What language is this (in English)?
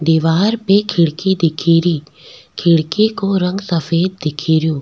Rajasthani